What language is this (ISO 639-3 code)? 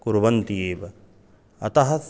san